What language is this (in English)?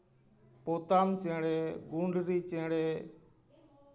Santali